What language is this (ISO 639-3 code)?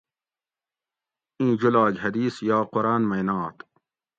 gwc